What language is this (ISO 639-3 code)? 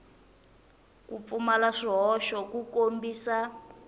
tso